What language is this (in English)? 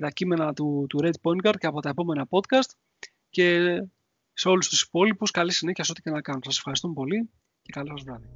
Greek